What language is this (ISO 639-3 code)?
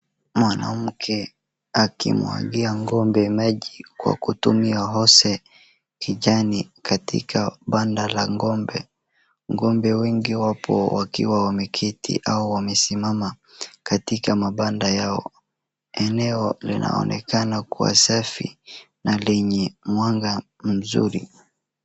swa